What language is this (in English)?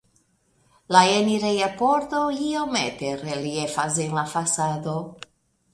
Esperanto